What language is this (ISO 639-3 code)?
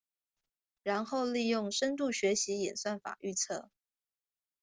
zho